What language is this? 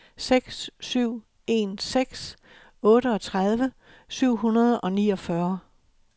Danish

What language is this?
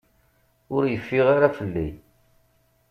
Kabyle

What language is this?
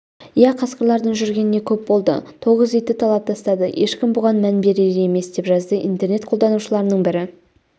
Kazakh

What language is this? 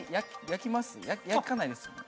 Japanese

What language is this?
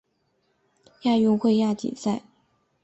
Chinese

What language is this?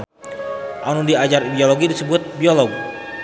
Sundanese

